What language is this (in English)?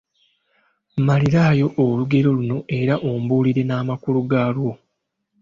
Ganda